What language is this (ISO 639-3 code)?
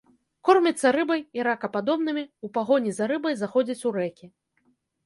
bel